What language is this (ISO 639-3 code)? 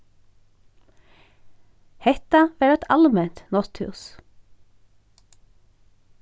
fao